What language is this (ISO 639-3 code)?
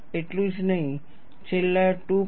guj